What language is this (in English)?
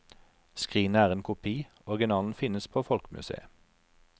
Norwegian